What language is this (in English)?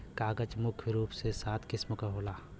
Bhojpuri